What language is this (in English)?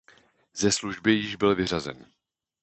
Czech